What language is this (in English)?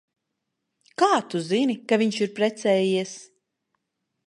Latvian